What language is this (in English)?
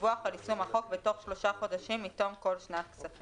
Hebrew